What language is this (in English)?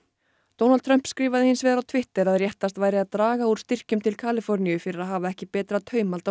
Icelandic